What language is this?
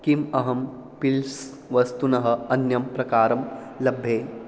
Sanskrit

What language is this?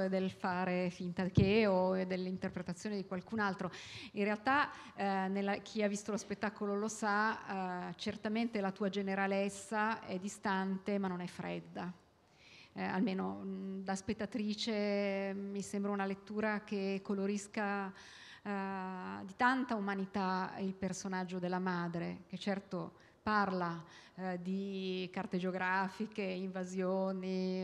Italian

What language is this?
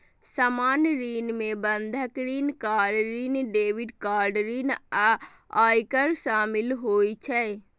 Maithili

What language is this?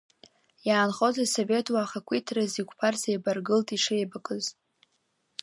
Abkhazian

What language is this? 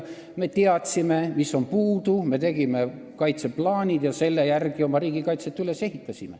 Estonian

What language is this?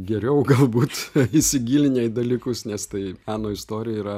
Lithuanian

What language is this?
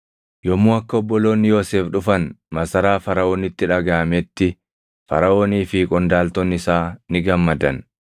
Oromo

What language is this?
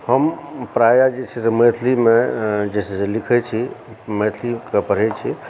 Maithili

